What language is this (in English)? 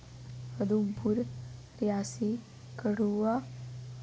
Dogri